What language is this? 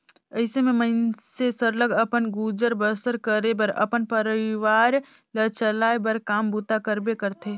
Chhattisgarhi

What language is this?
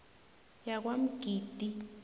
South Ndebele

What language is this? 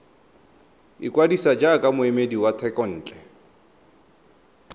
Tswana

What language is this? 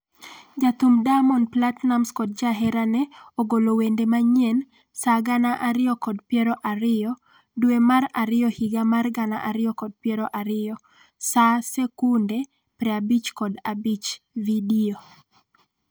Luo (Kenya and Tanzania)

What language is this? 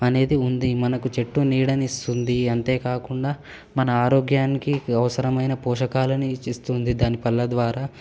Telugu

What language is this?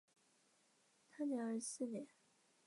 Chinese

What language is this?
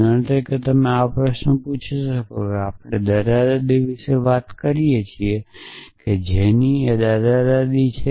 Gujarati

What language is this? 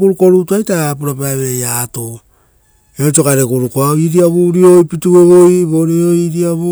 Rotokas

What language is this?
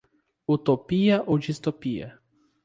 Portuguese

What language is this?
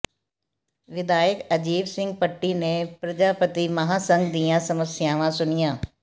Punjabi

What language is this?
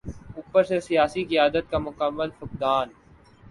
Urdu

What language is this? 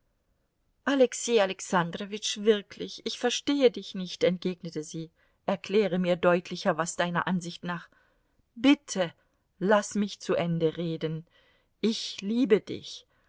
German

